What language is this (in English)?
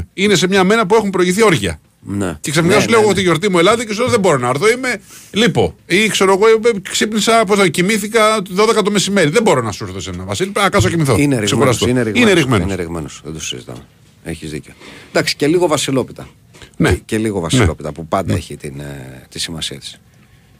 Greek